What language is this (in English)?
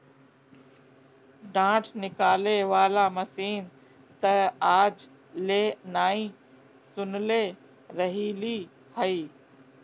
Bhojpuri